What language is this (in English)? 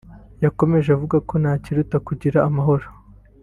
Kinyarwanda